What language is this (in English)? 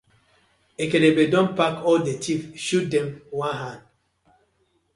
Nigerian Pidgin